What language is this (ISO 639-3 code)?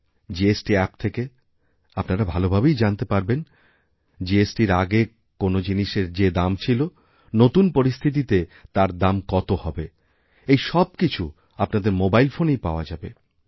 ben